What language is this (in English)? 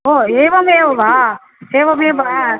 Sanskrit